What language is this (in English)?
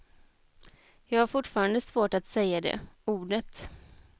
Swedish